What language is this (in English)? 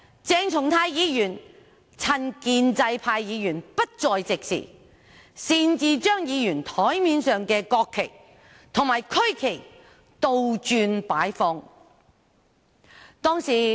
Cantonese